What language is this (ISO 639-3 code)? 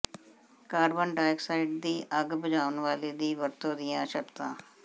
pan